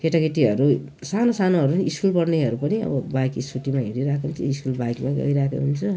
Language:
Nepali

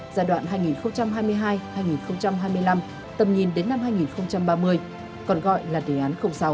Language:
Vietnamese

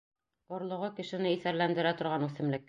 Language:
Bashkir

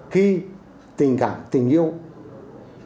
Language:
Vietnamese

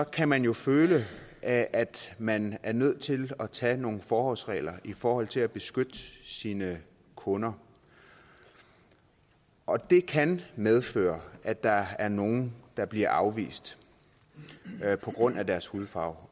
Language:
Danish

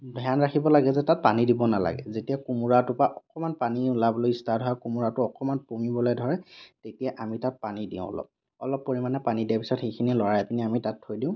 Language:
Assamese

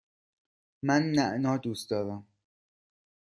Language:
Persian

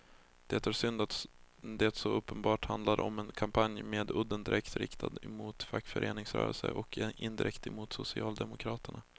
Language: Swedish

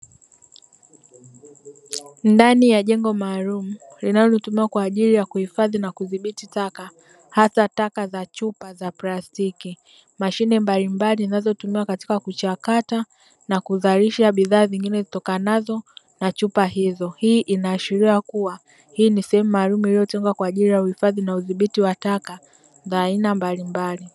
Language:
Swahili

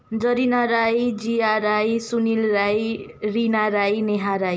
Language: Nepali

